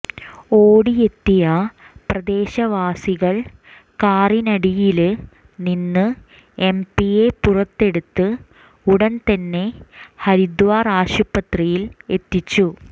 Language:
Malayalam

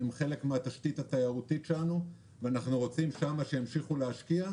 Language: Hebrew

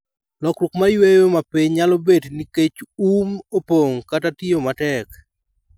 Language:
Luo (Kenya and Tanzania)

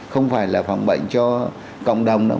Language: Vietnamese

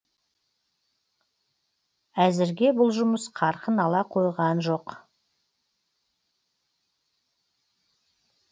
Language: Kazakh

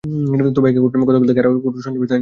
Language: Bangla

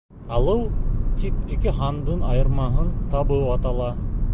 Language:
Bashkir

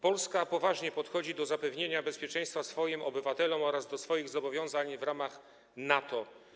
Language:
Polish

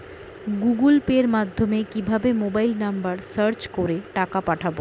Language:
Bangla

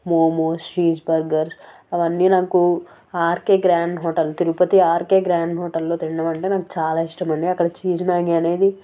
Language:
Telugu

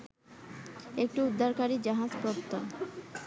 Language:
Bangla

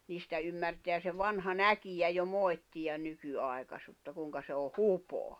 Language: Finnish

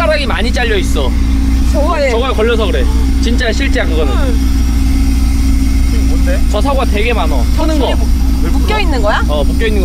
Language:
Korean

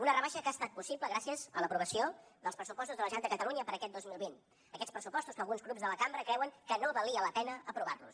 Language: Catalan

